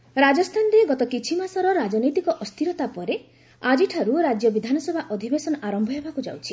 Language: Odia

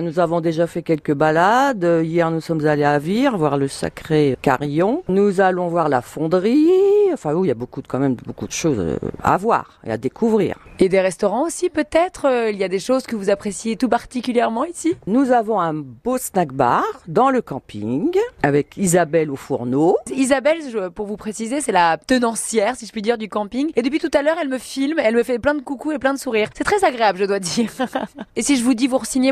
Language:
French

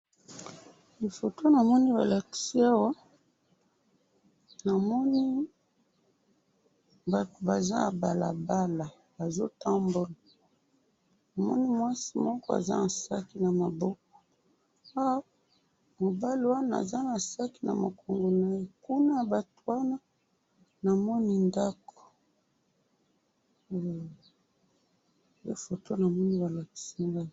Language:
Lingala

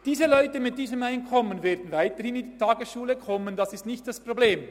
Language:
Swiss German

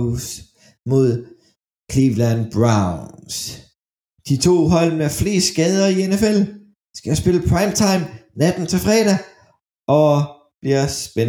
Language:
Danish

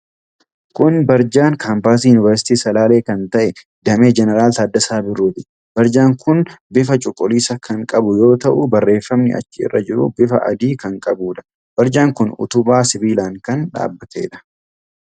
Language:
Oromo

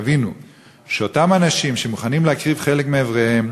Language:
Hebrew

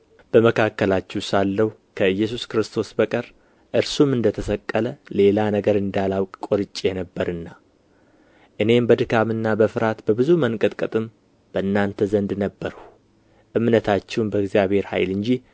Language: Amharic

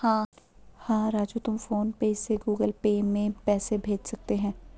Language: Hindi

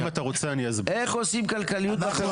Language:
Hebrew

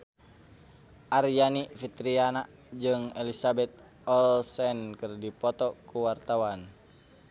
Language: Sundanese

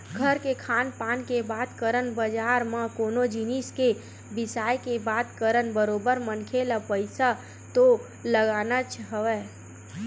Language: Chhattisgarhi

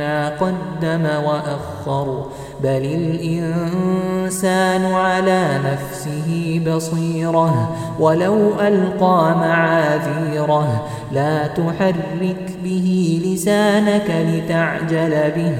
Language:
Arabic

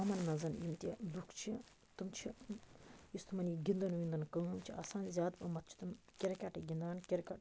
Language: Kashmiri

